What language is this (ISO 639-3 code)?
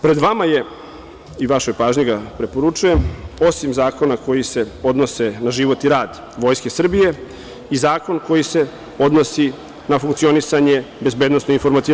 srp